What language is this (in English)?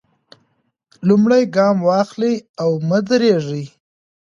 Pashto